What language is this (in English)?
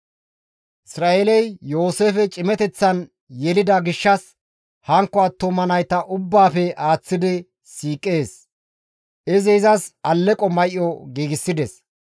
Gamo